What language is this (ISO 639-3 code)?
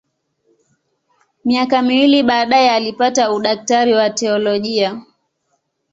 swa